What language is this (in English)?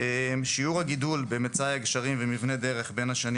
Hebrew